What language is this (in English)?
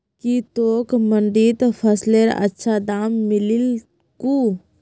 Magahi